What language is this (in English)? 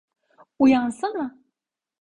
Turkish